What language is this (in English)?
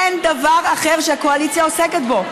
Hebrew